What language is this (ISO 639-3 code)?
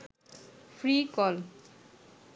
ben